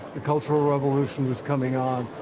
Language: English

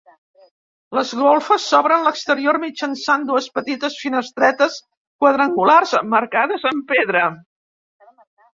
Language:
Catalan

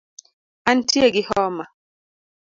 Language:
Luo (Kenya and Tanzania)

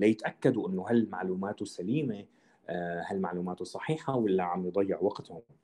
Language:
Arabic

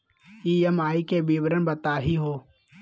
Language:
Magahi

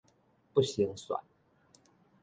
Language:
Min Nan Chinese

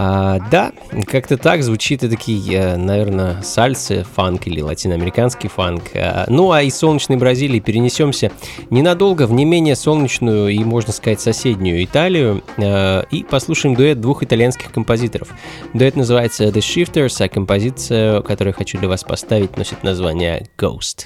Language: Russian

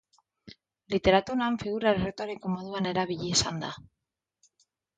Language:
Basque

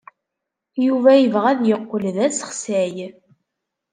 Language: Kabyle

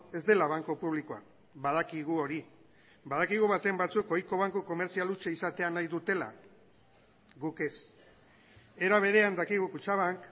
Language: Basque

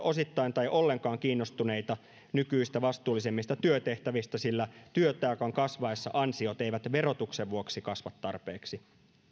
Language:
Finnish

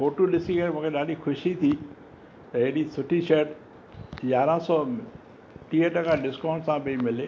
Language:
Sindhi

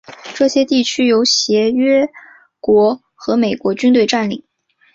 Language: Chinese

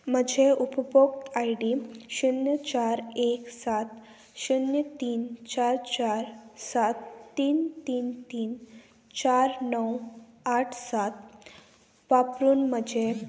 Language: Konkani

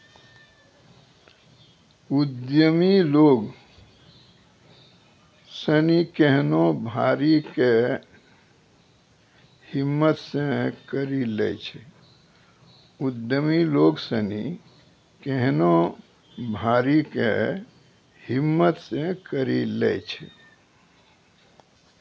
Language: Maithili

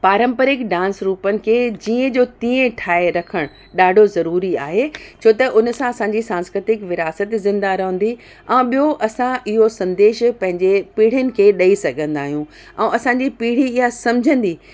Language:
Sindhi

